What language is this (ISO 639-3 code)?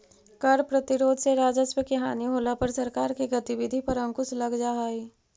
mag